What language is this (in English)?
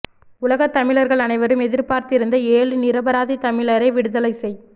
Tamil